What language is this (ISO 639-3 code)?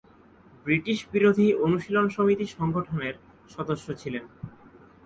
ben